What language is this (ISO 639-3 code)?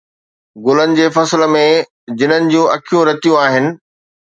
snd